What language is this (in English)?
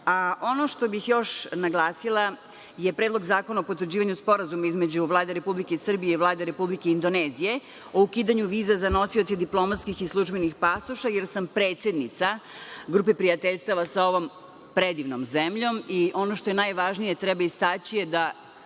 Serbian